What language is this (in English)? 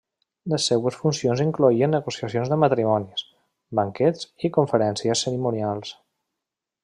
Catalan